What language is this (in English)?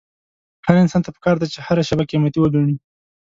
Pashto